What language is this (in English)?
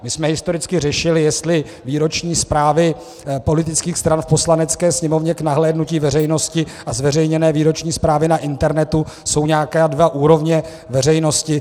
Czech